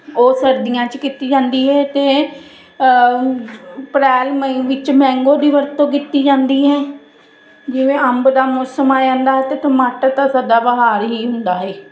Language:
Punjabi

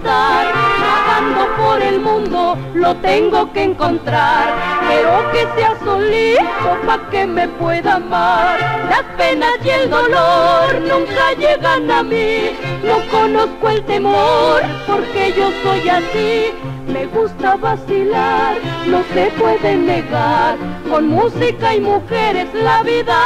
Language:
Spanish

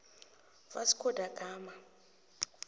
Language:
South Ndebele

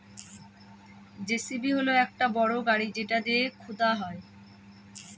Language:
Bangla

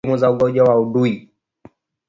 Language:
Swahili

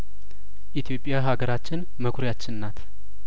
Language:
Amharic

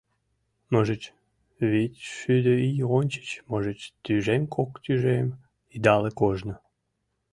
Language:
Mari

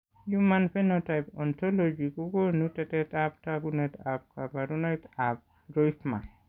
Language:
Kalenjin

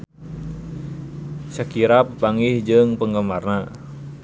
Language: Sundanese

